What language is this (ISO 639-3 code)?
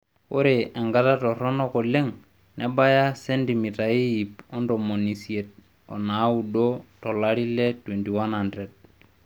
mas